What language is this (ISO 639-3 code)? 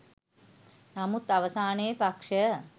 sin